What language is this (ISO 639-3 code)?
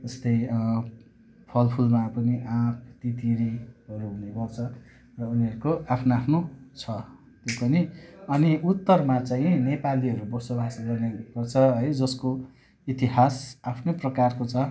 nep